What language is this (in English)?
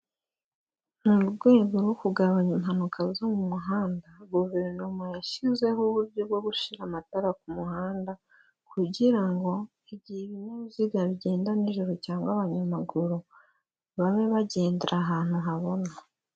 Kinyarwanda